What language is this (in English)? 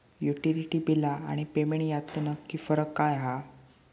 Marathi